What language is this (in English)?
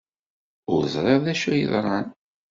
Kabyle